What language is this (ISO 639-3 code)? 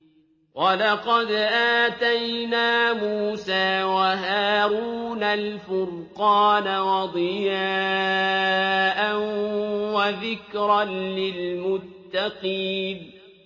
ara